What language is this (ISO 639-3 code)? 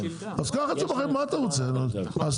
heb